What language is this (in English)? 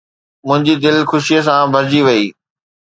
Sindhi